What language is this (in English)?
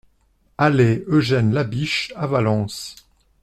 French